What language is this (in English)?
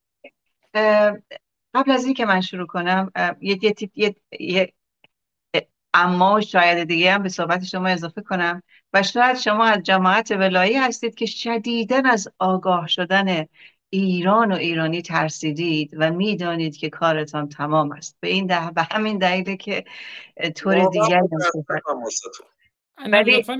Persian